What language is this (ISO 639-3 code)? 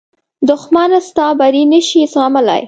pus